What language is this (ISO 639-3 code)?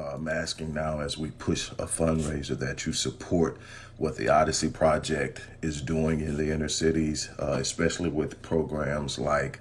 eng